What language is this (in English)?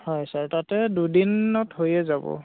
Assamese